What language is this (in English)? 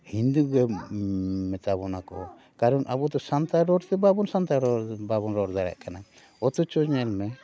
Santali